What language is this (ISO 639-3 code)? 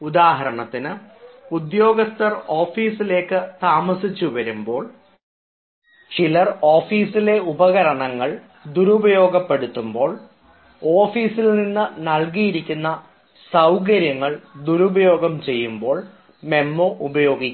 mal